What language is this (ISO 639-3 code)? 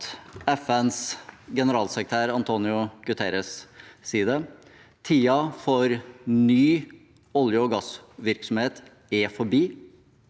nor